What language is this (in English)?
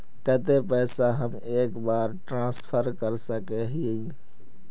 Magahi